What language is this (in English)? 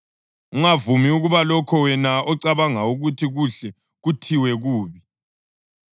North Ndebele